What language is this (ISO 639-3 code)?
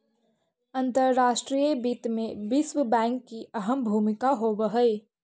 mag